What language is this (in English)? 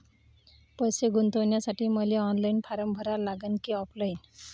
Marathi